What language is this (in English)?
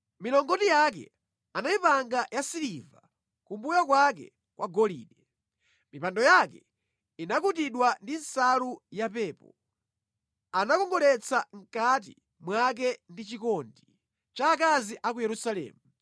Nyanja